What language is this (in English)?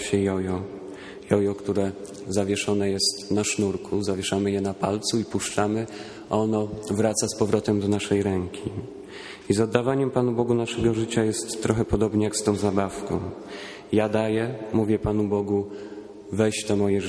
Polish